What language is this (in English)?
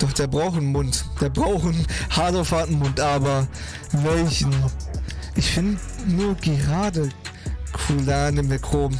German